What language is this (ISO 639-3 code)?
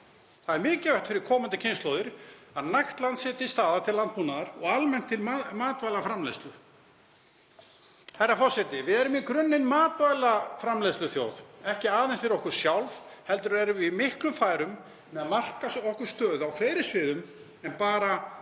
isl